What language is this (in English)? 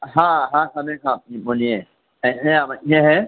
Urdu